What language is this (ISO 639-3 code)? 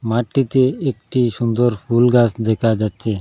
ben